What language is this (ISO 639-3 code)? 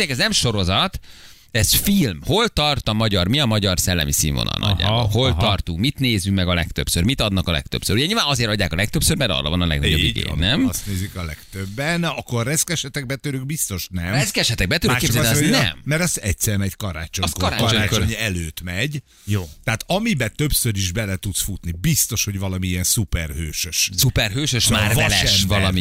hun